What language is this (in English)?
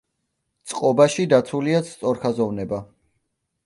Georgian